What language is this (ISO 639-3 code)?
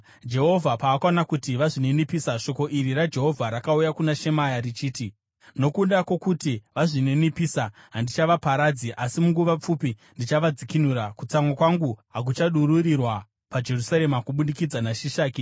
sna